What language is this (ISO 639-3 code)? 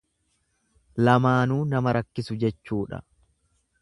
orm